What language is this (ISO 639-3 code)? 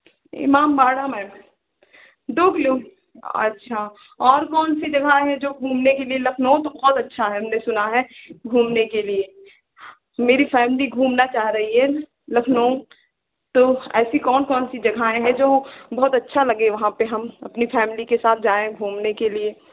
hin